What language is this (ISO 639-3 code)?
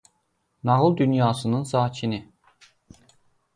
aze